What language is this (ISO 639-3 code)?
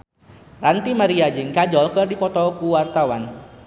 sun